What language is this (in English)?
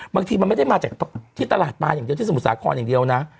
Thai